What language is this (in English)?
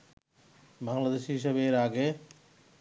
Bangla